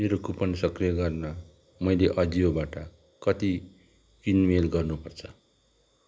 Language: Nepali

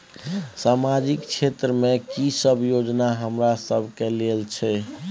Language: Maithili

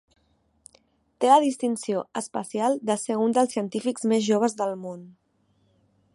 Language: Catalan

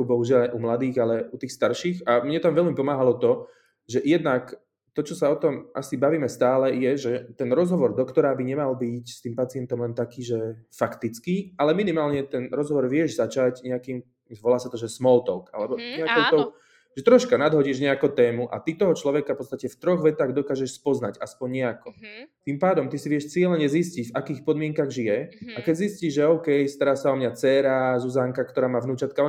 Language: Slovak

